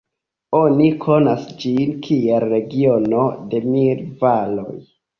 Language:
Esperanto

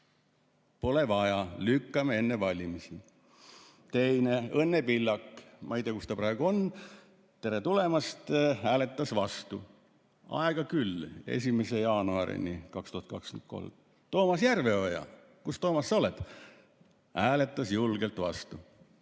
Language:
Estonian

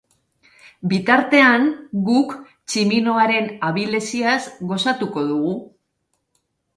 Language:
Basque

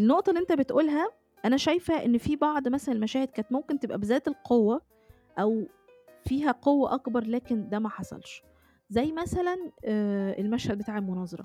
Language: Arabic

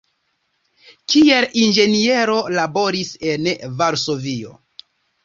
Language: Esperanto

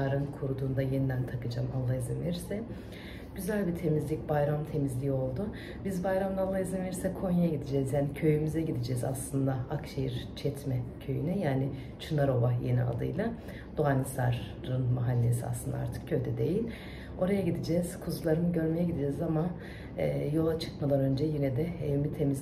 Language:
Turkish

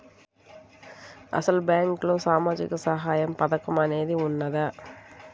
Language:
Telugu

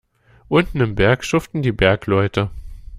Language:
German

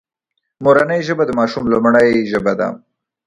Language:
Pashto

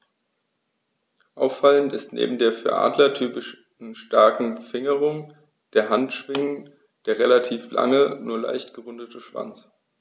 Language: German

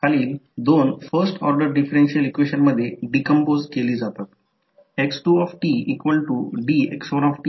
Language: Marathi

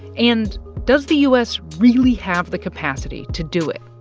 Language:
English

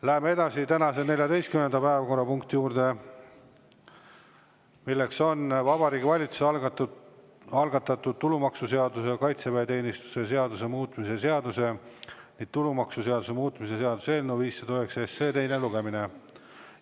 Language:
Estonian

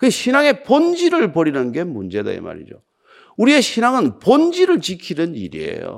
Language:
Korean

